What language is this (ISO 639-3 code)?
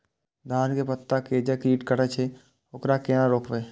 mai